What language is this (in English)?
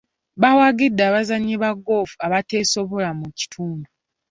Ganda